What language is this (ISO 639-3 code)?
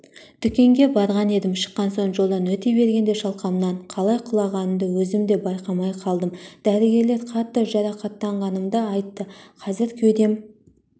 kaz